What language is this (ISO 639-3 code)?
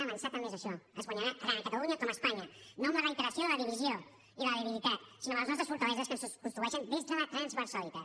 cat